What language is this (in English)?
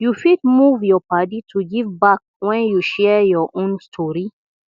Nigerian Pidgin